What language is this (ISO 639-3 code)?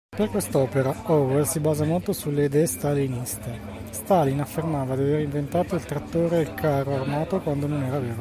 ita